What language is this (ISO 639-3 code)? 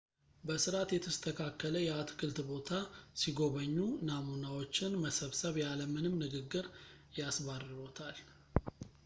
amh